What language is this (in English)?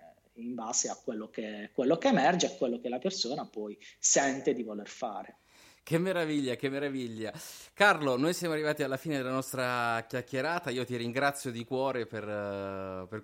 Italian